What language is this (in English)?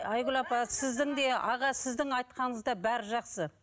Kazakh